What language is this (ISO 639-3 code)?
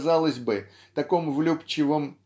rus